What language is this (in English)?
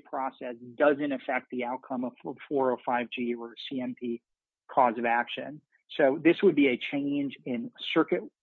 English